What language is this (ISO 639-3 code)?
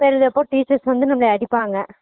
tam